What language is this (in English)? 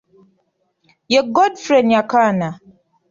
Ganda